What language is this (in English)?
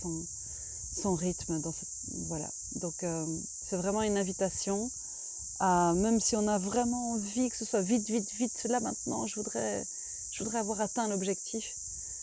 French